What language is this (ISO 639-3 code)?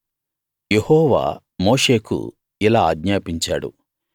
tel